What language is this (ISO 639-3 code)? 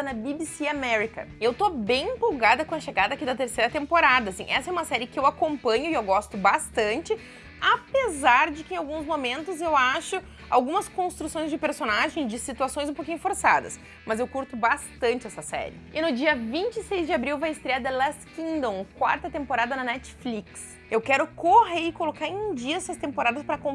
por